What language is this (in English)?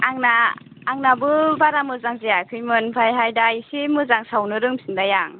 Bodo